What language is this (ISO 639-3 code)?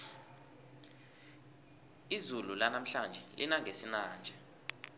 nbl